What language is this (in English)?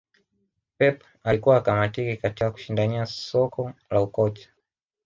Swahili